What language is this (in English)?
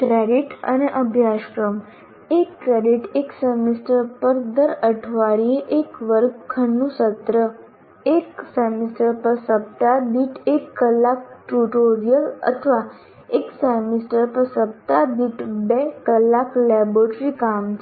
Gujarati